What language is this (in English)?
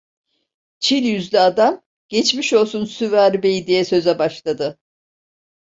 Turkish